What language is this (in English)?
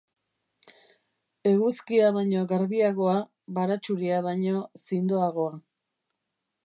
Basque